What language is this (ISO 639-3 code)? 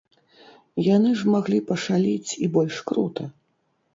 bel